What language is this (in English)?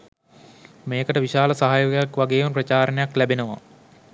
Sinhala